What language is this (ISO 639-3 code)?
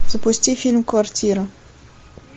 rus